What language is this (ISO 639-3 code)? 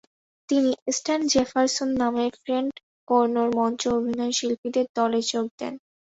ben